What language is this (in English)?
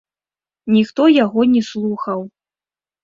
Belarusian